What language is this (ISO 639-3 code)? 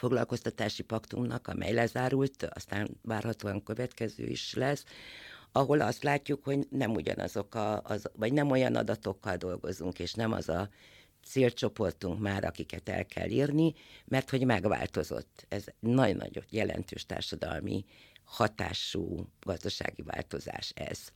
hun